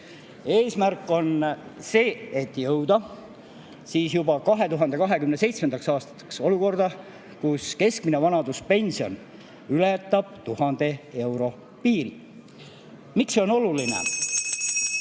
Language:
Estonian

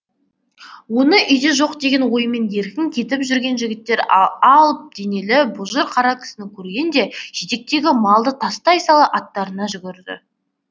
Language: Kazakh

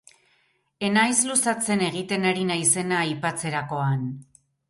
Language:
Basque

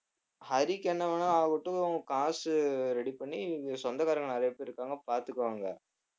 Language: Tamil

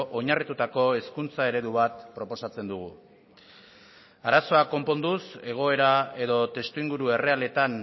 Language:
Basque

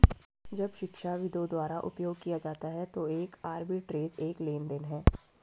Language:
Hindi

